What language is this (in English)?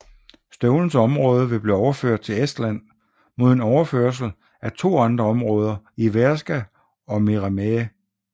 Danish